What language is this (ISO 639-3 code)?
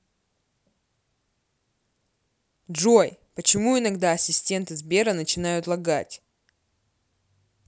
rus